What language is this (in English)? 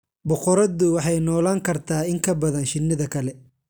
Somali